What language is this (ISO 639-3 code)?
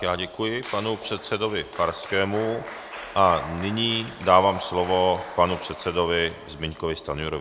ces